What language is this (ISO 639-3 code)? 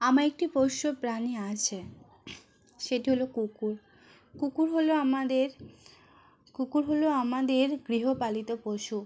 ben